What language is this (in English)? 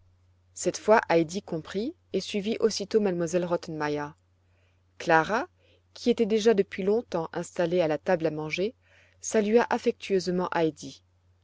French